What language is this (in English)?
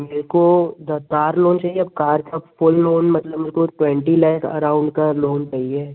Hindi